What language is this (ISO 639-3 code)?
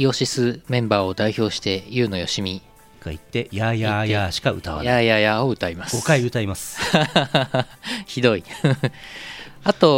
jpn